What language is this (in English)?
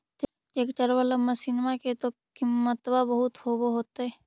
Magahi